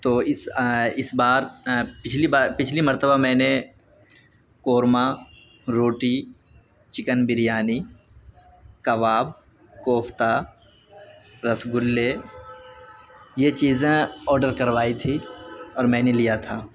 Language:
Urdu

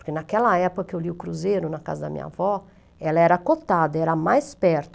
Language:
Portuguese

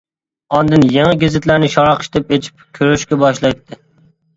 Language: Uyghur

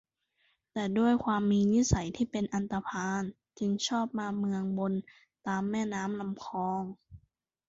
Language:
Thai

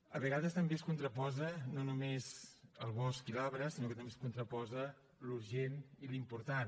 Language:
Catalan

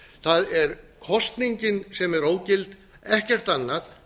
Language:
Icelandic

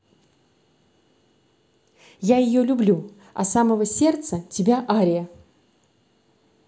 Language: Russian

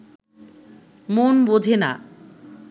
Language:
Bangla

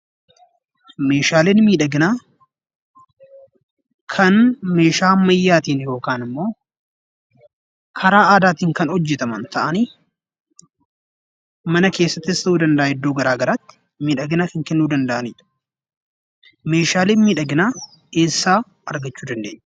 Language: Oromo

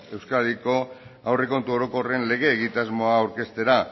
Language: Basque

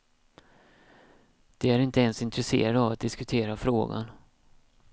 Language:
Swedish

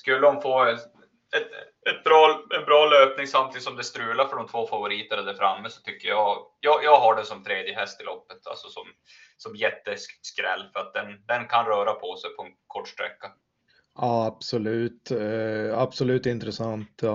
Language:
Swedish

